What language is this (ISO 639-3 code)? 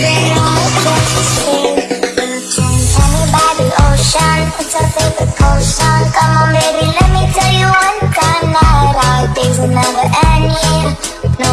eng